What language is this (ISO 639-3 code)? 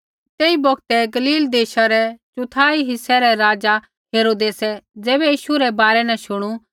kfx